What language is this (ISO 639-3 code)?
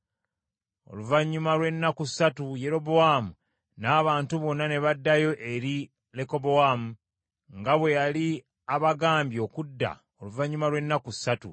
lug